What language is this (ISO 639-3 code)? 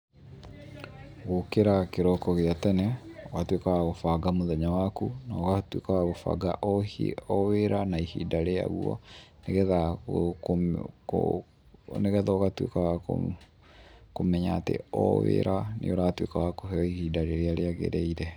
kik